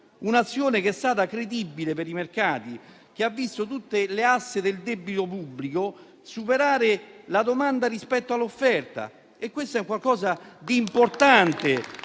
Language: Italian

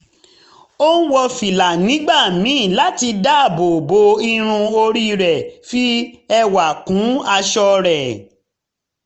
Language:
Yoruba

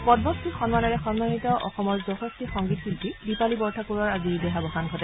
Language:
Assamese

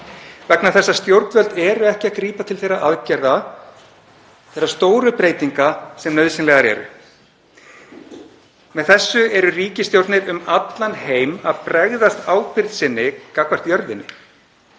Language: Icelandic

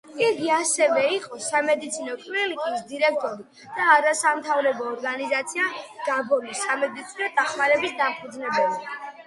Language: Georgian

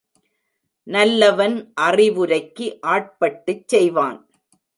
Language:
Tamil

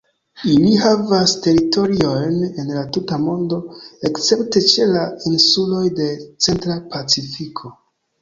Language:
Esperanto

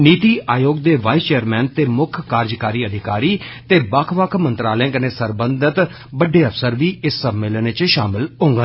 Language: Dogri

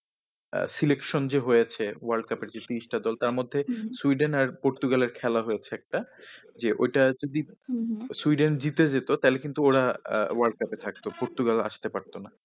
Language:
Bangla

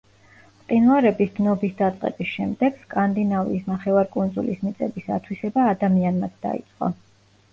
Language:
Georgian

